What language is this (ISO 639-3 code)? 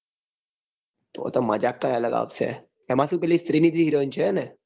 guj